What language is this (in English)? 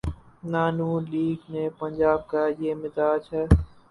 Urdu